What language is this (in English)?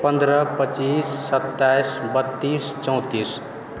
Maithili